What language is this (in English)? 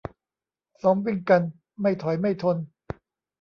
Thai